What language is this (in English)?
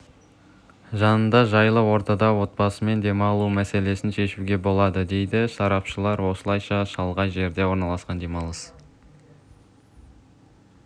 Kazakh